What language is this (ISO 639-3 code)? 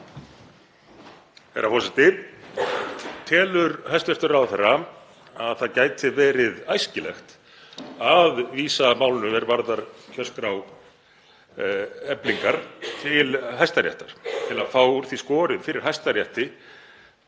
isl